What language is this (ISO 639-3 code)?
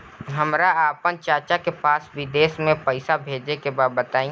bho